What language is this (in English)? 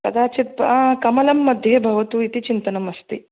Sanskrit